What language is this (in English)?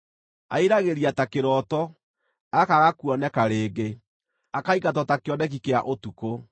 Kikuyu